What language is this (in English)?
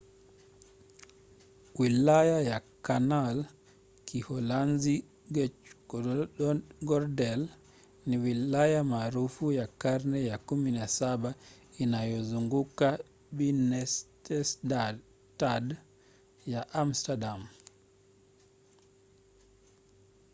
Swahili